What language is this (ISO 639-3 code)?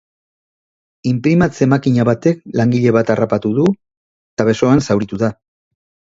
eus